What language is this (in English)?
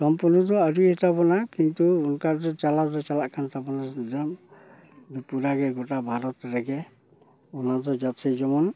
Santali